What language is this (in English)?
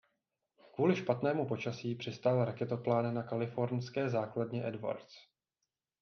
Czech